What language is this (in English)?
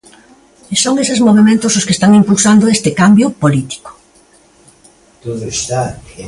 Galician